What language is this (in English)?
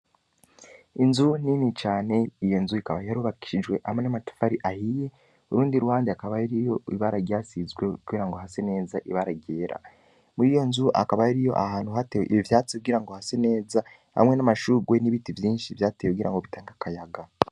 Rundi